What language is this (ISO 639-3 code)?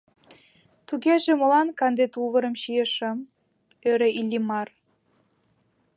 chm